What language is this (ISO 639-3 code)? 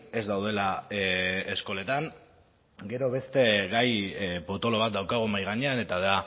eus